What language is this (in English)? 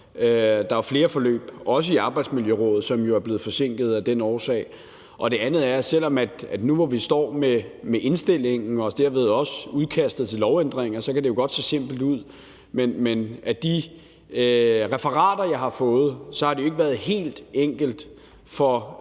Danish